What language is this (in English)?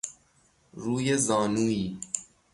Persian